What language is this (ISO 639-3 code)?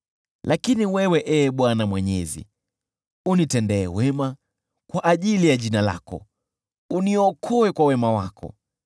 swa